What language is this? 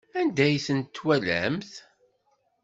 Kabyle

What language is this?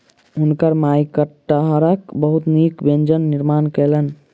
Maithili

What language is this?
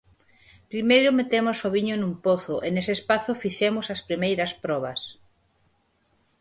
Galician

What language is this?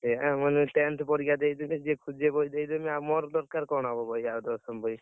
Odia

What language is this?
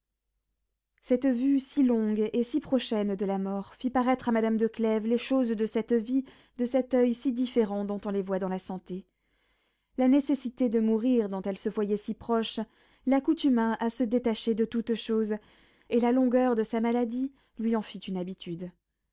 French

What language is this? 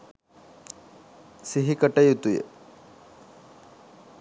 Sinhala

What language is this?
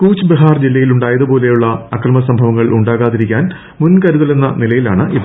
Malayalam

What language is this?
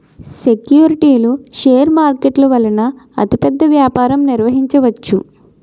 Telugu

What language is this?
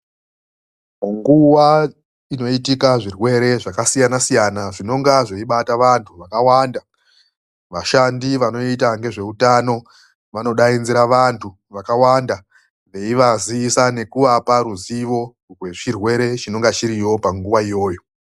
Ndau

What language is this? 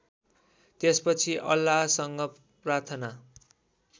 Nepali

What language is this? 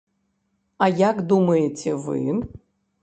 Belarusian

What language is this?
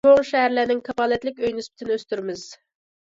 Uyghur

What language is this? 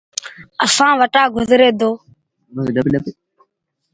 Sindhi Bhil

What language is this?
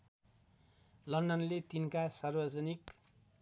Nepali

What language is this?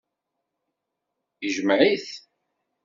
Kabyle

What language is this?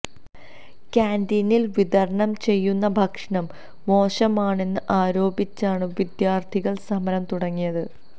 Malayalam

